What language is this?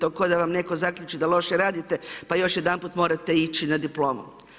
Croatian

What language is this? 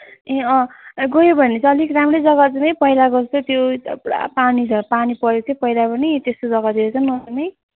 Nepali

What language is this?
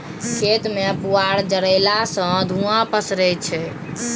Maithili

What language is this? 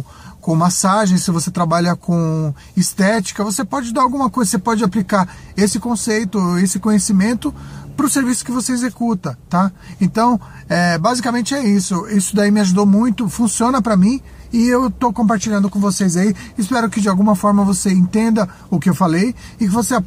Portuguese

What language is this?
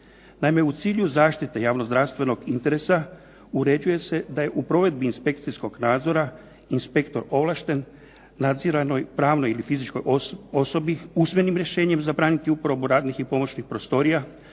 Croatian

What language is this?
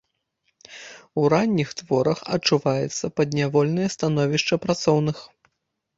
Belarusian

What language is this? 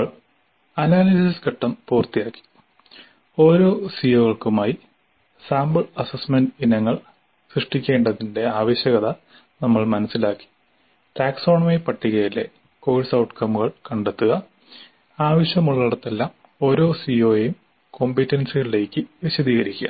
Malayalam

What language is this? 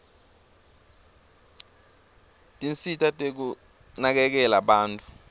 Swati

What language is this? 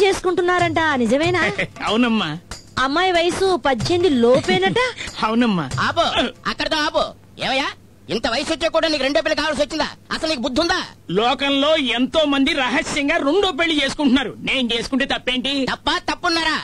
Telugu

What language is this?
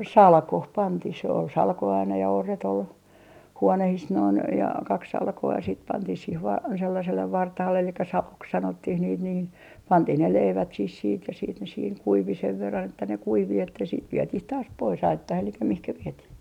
Finnish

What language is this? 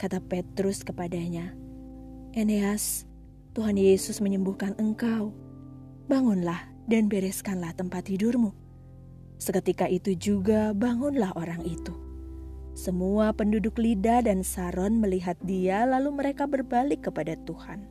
Indonesian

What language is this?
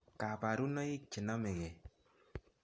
Kalenjin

